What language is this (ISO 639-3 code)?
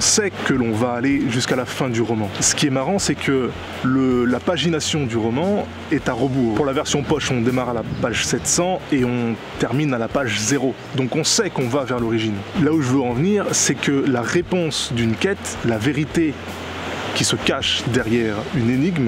fra